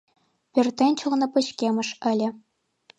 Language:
Mari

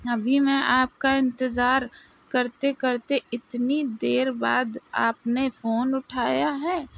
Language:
Urdu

